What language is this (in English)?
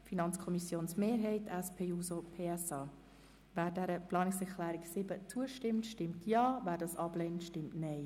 Swiss German